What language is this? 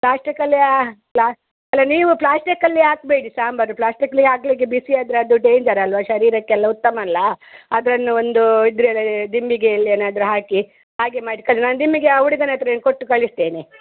Kannada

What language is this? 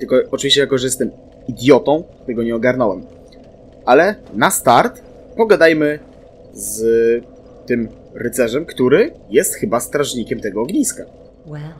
Polish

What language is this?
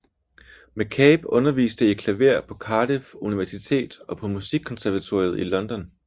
Danish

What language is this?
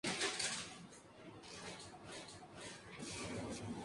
Spanish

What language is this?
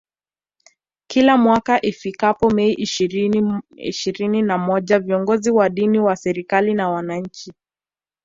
Swahili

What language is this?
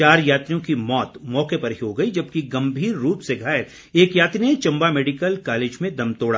Hindi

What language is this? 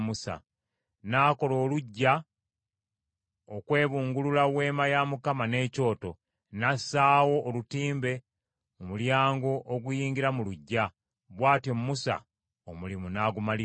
Ganda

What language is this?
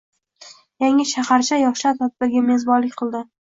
Uzbek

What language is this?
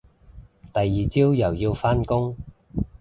Cantonese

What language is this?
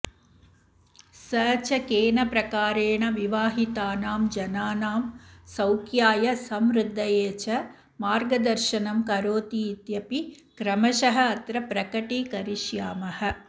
Sanskrit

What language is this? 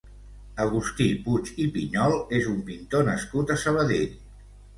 Catalan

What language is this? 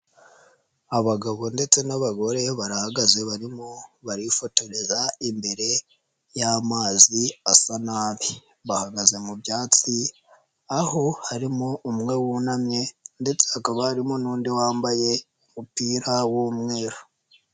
Kinyarwanda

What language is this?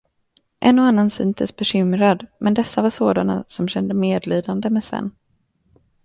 Swedish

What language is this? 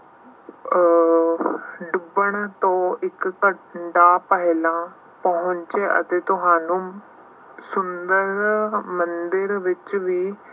Punjabi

